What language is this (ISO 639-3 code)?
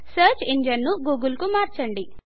tel